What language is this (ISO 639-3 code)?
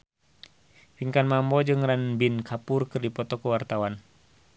sun